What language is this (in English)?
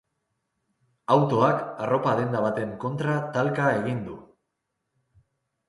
Basque